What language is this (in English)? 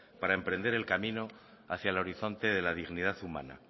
Spanish